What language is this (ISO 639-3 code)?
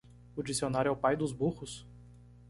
por